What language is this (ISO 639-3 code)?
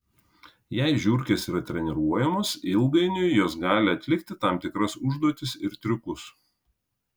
lit